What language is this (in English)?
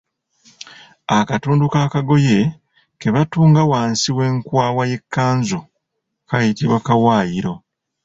Ganda